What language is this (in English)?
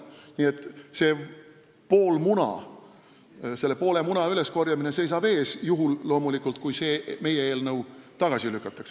Estonian